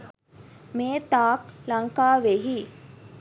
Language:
Sinhala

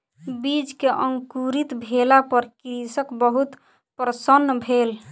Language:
Maithili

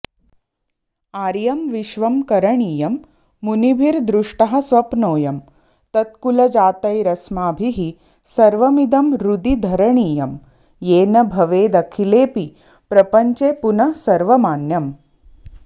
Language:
Sanskrit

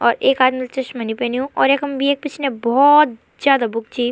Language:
Garhwali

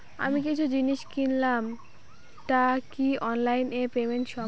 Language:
Bangla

